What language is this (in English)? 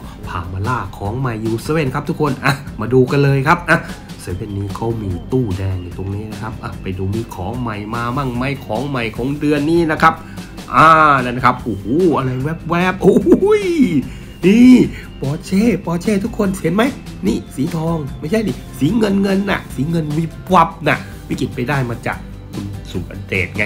Thai